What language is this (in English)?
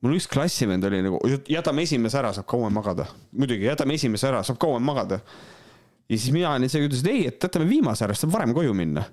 Finnish